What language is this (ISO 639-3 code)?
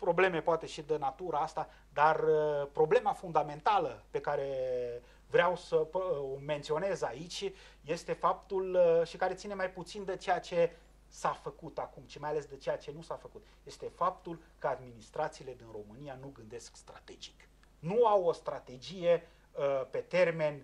ron